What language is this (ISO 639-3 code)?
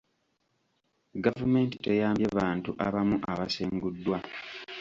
lug